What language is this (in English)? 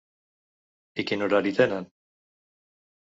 Catalan